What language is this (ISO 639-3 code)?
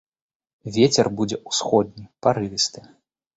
bel